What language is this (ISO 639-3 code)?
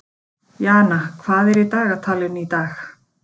isl